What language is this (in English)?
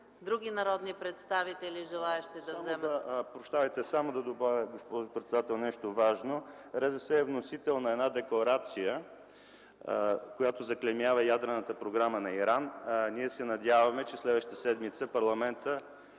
Bulgarian